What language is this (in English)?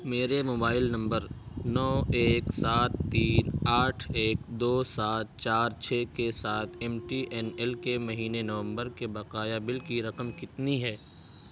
Urdu